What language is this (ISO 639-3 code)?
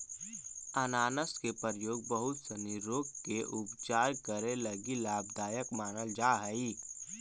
mag